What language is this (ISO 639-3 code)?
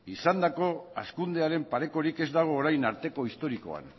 eus